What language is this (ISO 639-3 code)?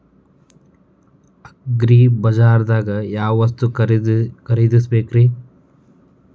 kan